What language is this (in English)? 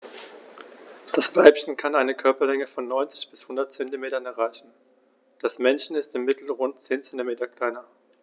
German